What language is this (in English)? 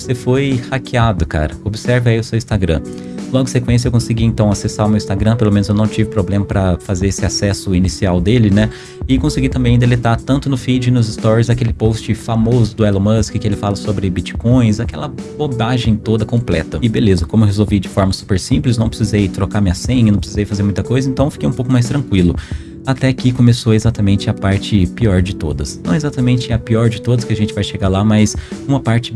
Portuguese